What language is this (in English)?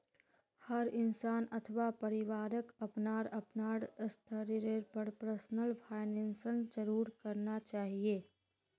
Magahi